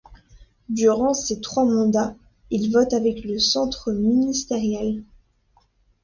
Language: French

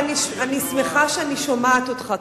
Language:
Hebrew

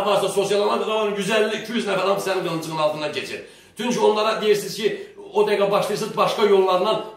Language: Turkish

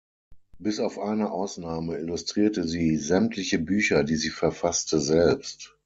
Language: German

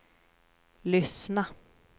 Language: Swedish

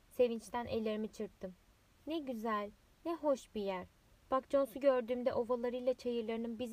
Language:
Turkish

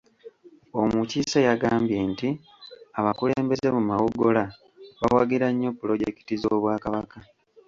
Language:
Ganda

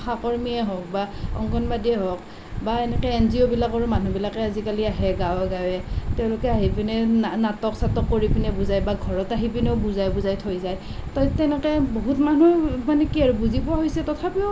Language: Assamese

